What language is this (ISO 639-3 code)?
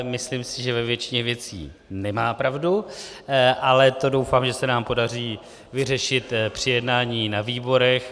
ces